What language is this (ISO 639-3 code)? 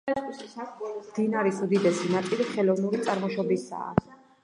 kat